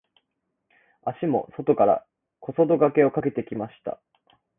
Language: Japanese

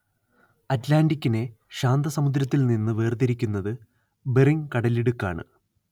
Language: Malayalam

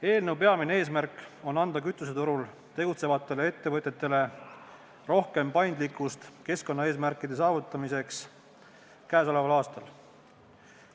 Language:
Estonian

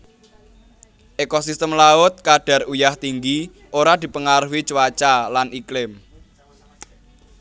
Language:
Javanese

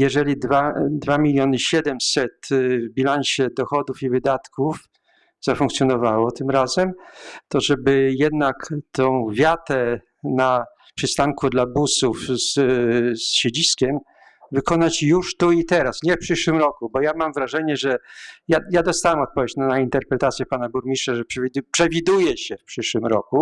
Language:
Polish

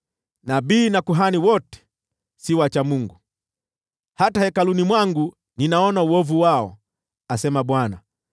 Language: Swahili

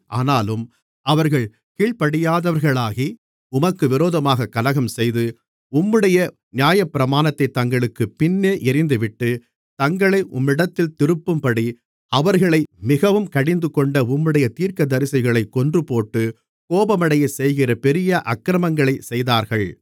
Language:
Tamil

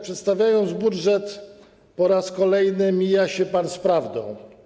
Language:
Polish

